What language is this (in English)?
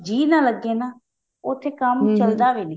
Punjabi